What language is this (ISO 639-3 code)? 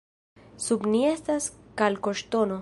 epo